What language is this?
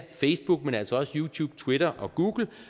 Danish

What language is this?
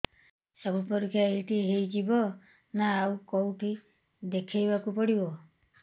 Odia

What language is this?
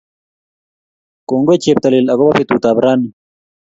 Kalenjin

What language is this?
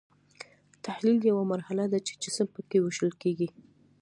Pashto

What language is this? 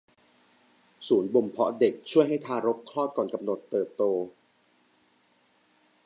Thai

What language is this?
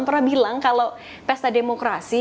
Indonesian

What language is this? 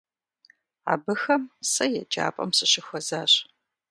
Kabardian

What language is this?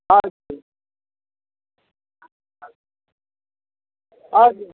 Nepali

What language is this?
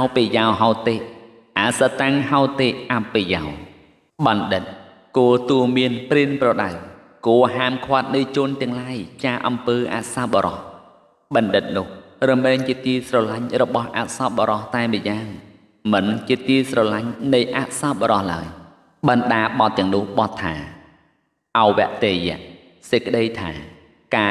Thai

